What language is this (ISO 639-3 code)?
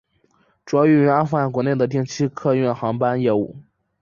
zho